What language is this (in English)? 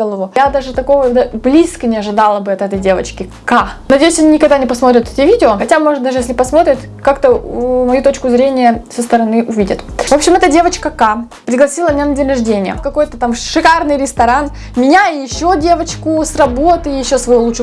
Russian